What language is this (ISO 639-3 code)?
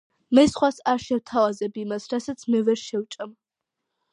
kat